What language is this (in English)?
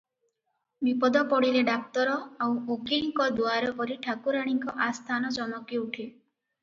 Odia